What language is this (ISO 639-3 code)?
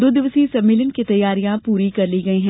hin